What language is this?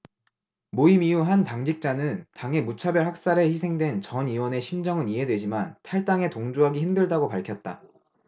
Korean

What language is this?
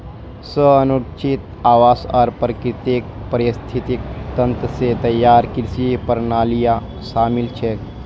Magahi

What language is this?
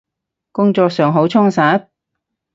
Cantonese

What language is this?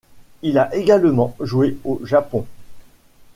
French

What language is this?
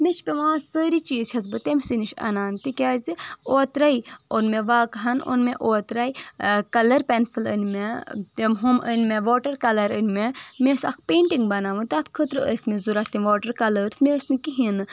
Kashmiri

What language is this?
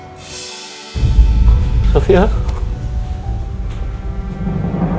Indonesian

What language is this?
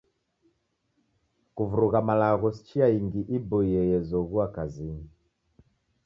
Taita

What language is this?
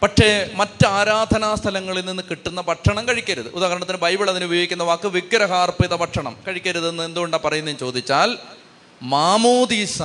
Malayalam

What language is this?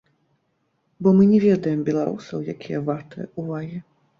Belarusian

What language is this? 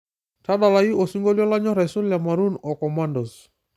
Masai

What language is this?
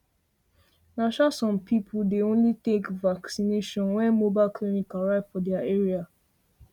Nigerian Pidgin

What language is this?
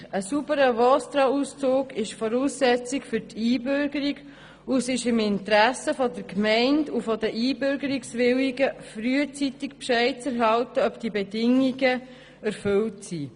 Swiss German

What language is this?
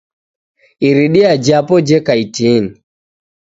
Taita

